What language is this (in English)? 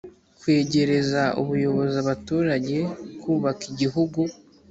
Kinyarwanda